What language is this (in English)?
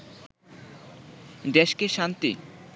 Bangla